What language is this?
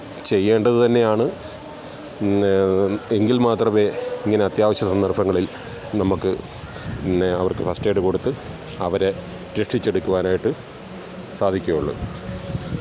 Malayalam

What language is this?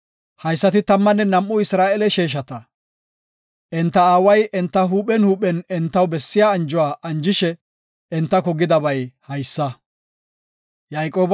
Gofa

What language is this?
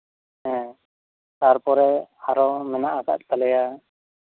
Santali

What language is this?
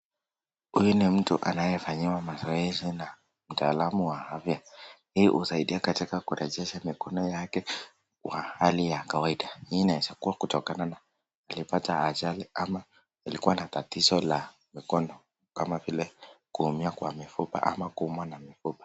Swahili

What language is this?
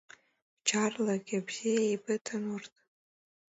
Abkhazian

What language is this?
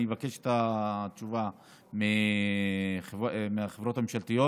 Hebrew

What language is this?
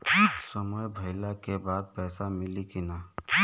Bhojpuri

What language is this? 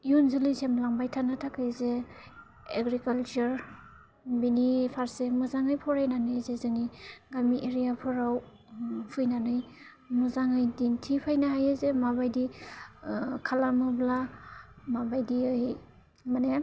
Bodo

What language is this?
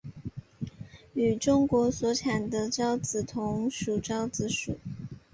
Chinese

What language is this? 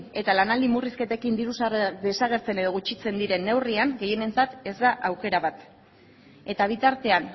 Basque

